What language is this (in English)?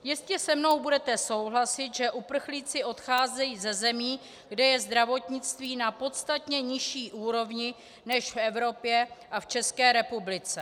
Czech